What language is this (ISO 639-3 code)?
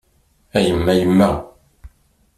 kab